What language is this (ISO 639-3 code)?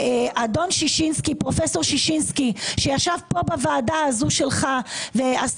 heb